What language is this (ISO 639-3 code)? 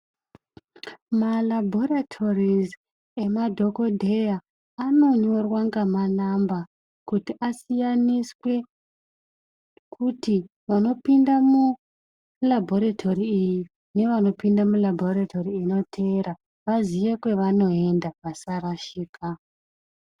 ndc